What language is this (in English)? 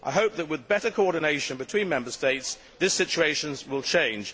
English